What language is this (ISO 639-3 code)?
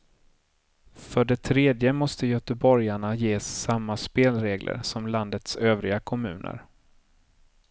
swe